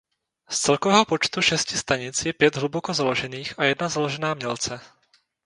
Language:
Czech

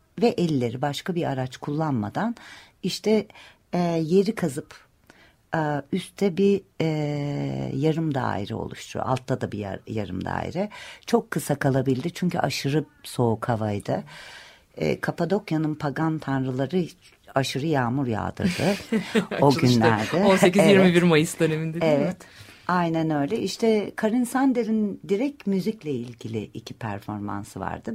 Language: Turkish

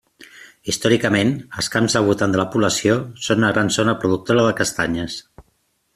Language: Catalan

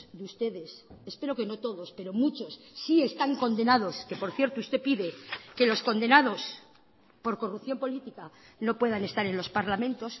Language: Spanish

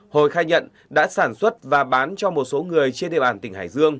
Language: Vietnamese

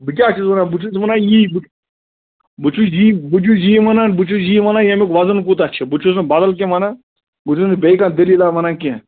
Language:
Kashmiri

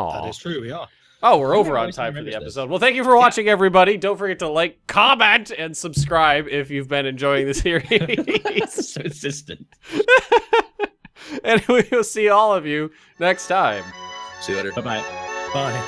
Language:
English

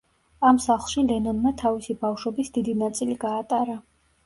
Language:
Georgian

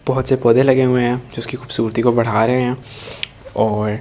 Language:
Hindi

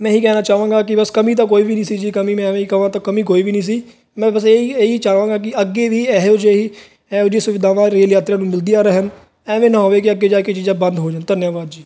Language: Punjabi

